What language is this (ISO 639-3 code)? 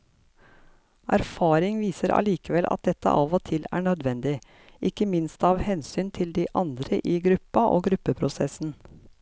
nor